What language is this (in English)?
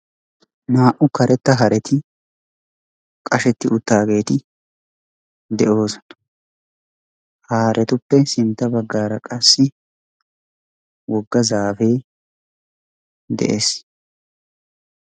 Wolaytta